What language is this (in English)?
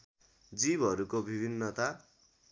Nepali